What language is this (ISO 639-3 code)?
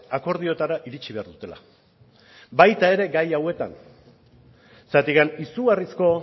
eus